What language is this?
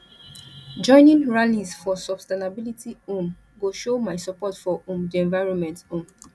Nigerian Pidgin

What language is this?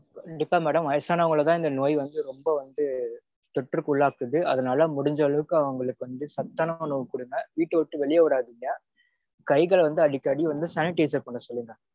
Tamil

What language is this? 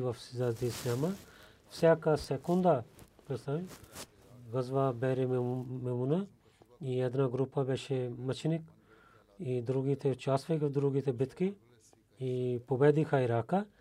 Bulgarian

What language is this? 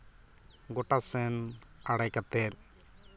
Santali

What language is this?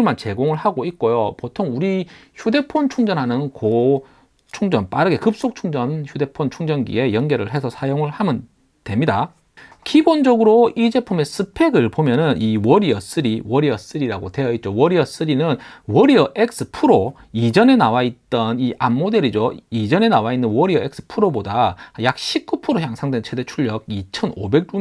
Korean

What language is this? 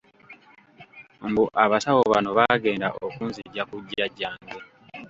Ganda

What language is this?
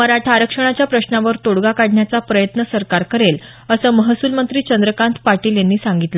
Marathi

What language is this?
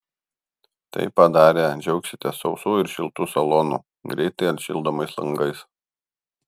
Lithuanian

